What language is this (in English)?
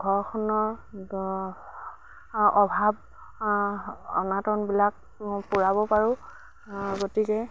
Assamese